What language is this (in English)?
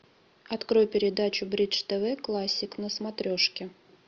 Russian